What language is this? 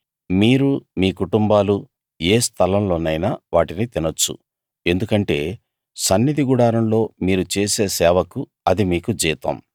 Telugu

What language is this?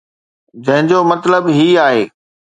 Sindhi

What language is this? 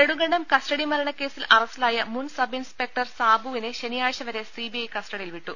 Malayalam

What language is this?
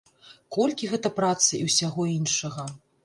Belarusian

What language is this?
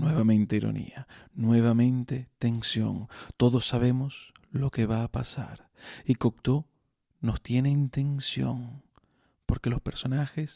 Spanish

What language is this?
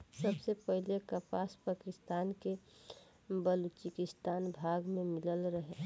Bhojpuri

